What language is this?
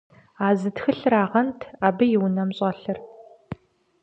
Kabardian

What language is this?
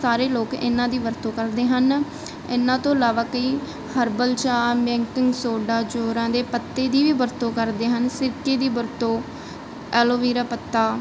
Punjabi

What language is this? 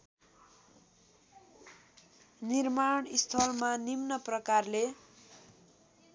Nepali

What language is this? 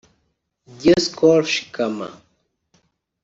Kinyarwanda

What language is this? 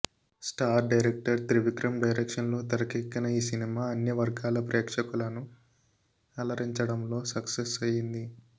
Telugu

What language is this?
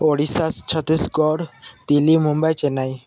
Odia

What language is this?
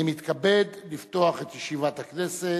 Hebrew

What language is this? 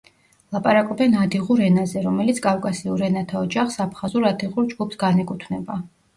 Georgian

